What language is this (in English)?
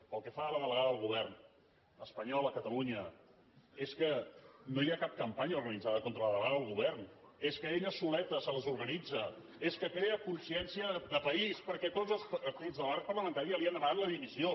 Catalan